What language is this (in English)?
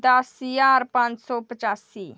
Dogri